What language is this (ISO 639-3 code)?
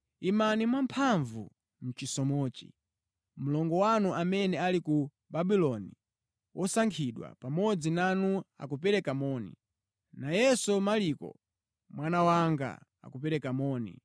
nya